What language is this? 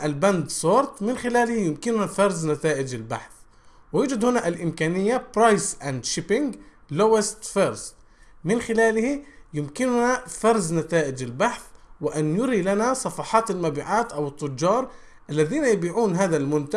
Arabic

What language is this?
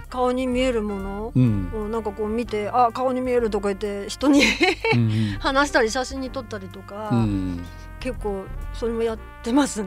Japanese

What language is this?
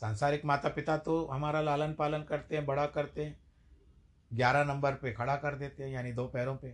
Hindi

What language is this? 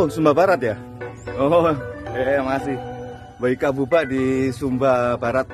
Indonesian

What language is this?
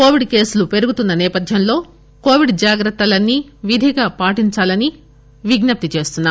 Telugu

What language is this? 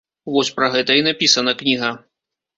Belarusian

